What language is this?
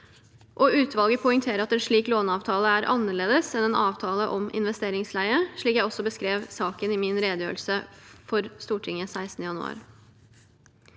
Norwegian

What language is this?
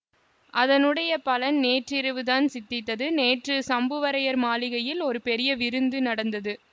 Tamil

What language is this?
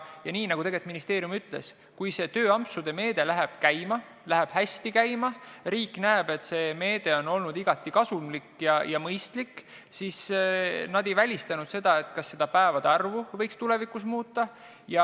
Estonian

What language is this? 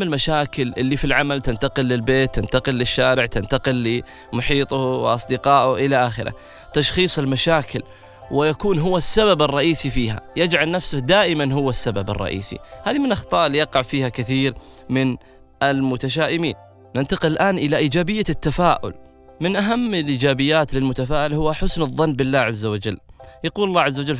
Arabic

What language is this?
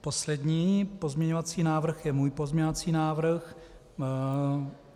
Czech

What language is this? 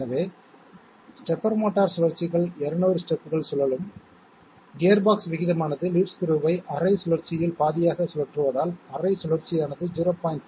Tamil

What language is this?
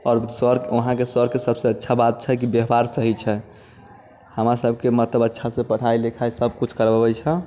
Maithili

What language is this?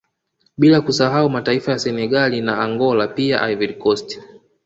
Swahili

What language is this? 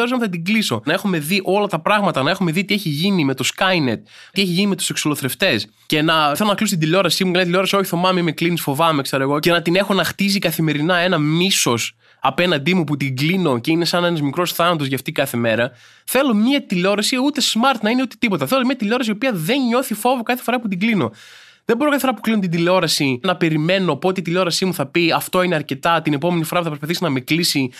Greek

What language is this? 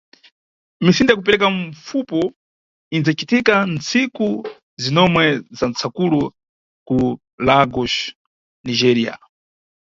Nyungwe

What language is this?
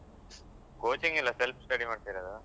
Kannada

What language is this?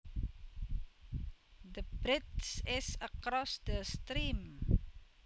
Javanese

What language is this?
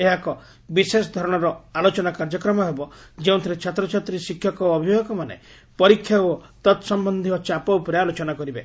Odia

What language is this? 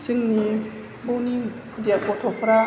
Bodo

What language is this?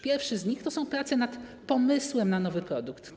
Polish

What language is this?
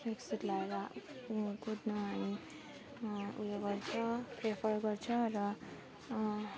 Nepali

